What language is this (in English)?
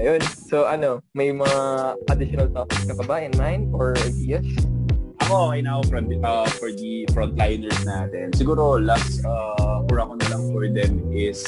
Filipino